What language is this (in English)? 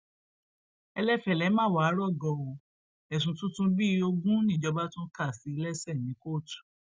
Yoruba